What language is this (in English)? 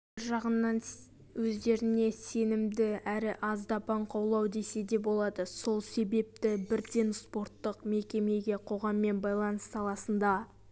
Kazakh